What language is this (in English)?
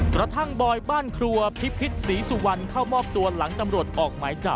Thai